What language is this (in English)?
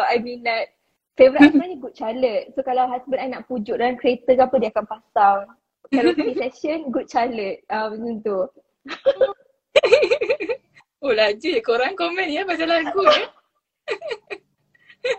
Malay